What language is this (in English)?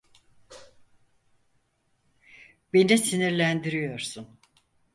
Turkish